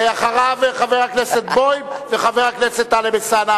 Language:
Hebrew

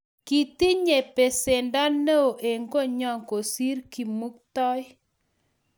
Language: Kalenjin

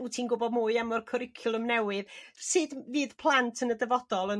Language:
Welsh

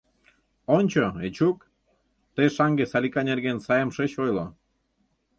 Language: Mari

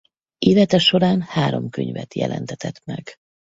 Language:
Hungarian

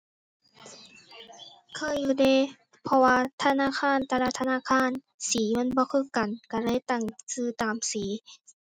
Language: Thai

